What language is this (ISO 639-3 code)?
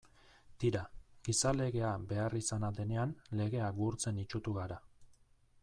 eus